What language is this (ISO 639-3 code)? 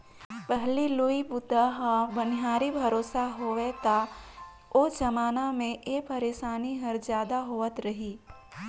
hne